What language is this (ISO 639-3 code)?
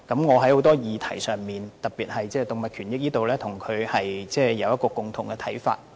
yue